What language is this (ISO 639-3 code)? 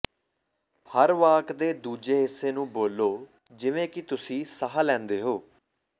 pan